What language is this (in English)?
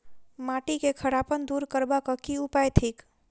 Maithili